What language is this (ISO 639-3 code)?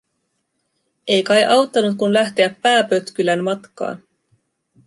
fin